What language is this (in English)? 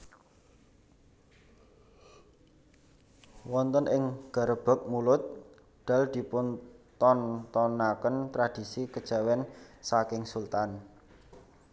Javanese